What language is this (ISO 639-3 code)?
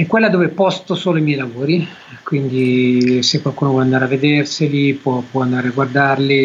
ita